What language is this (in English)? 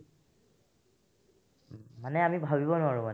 Assamese